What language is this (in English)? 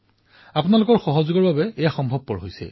Assamese